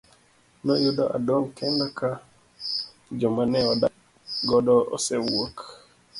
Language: Luo (Kenya and Tanzania)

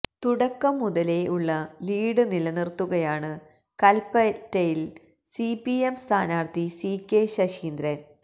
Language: Malayalam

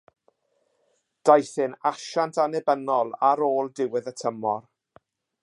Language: Welsh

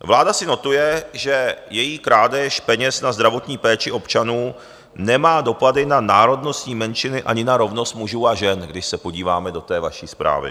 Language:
Czech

